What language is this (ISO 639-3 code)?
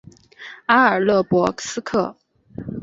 zho